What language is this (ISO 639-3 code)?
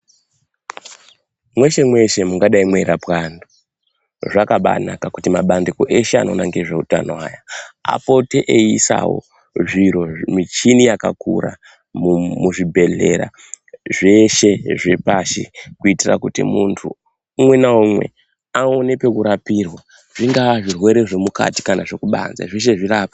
ndc